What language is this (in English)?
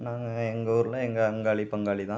Tamil